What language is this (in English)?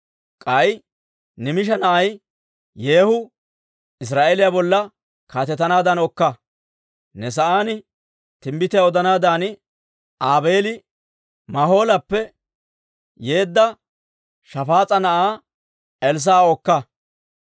Dawro